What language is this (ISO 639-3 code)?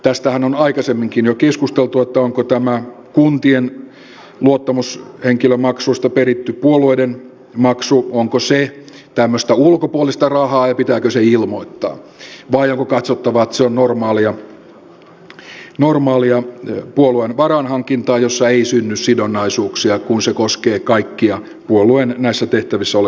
fin